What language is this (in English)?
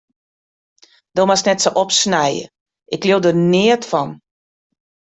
Western Frisian